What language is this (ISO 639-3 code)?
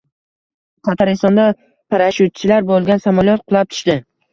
uzb